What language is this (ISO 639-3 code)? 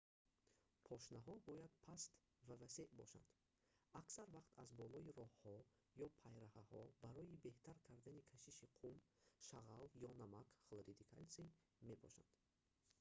tgk